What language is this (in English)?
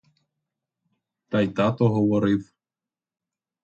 Ukrainian